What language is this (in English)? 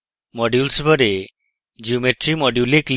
Bangla